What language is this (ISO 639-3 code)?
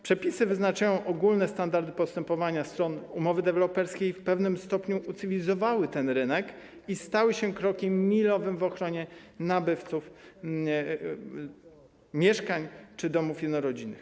pol